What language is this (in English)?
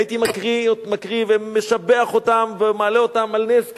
Hebrew